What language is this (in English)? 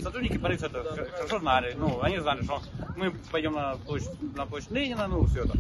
Russian